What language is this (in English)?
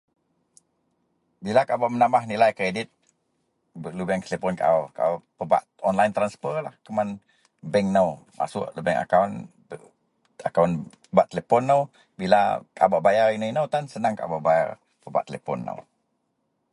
Central Melanau